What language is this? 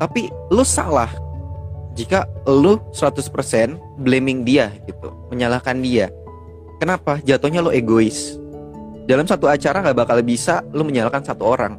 Indonesian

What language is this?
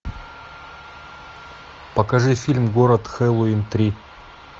Russian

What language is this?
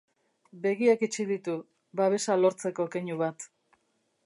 Basque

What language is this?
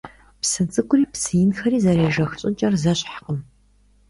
Kabardian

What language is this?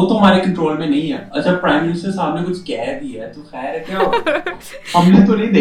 Urdu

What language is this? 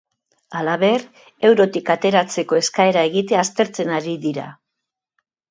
Basque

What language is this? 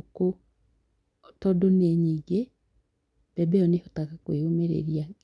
Kikuyu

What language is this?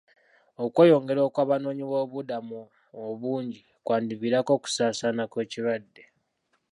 Ganda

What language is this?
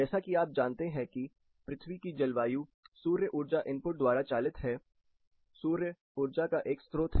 Hindi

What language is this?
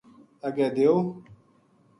Gujari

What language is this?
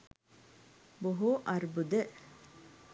Sinhala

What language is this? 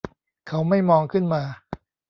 Thai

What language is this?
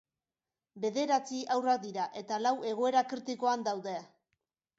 Basque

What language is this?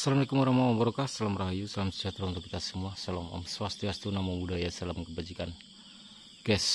Indonesian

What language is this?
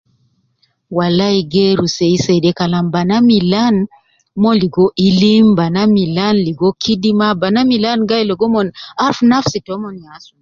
Nubi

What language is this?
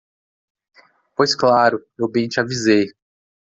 Portuguese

